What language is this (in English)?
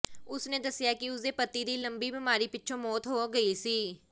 Punjabi